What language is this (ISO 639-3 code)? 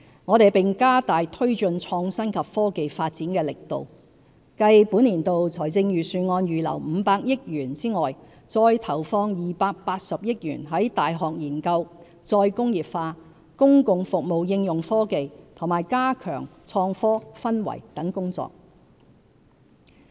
yue